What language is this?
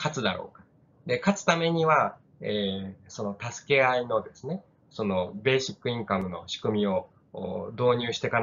Japanese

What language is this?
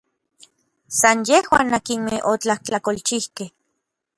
Orizaba Nahuatl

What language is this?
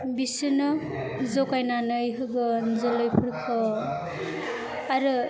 Bodo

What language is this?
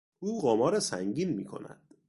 Persian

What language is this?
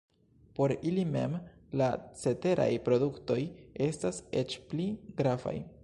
Esperanto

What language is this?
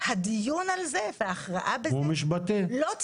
Hebrew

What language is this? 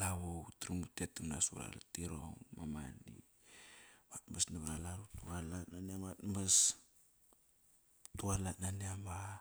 Kairak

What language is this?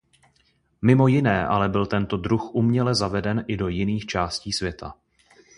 Czech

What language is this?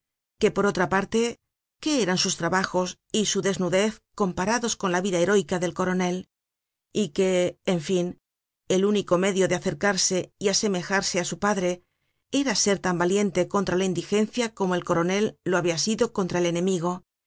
Spanish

